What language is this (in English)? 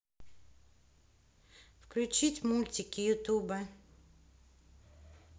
Russian